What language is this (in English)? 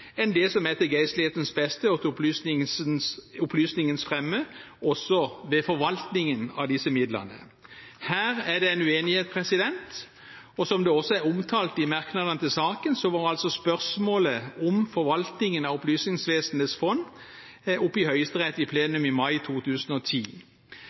Norwegian Bokmål